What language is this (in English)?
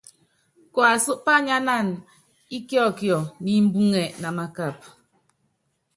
Yangben